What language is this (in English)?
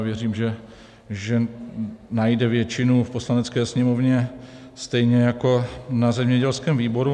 Czech